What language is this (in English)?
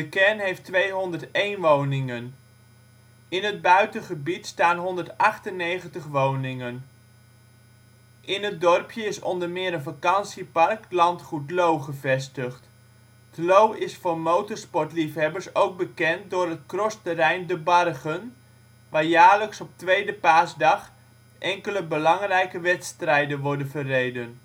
Dutch